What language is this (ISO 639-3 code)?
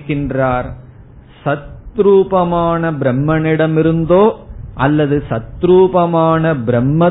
tam